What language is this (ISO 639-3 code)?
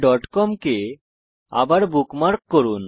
ben